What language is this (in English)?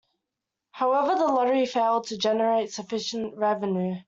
English